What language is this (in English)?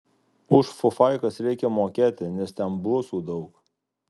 Lithuanian